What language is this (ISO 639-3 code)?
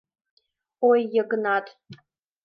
chm